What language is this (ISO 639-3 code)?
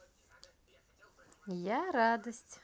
rus